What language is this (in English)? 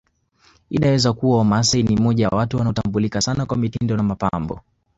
Swahili